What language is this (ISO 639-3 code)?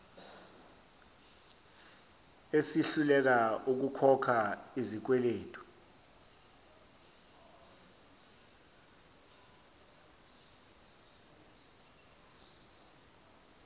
zul